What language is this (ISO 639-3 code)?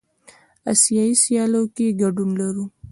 pus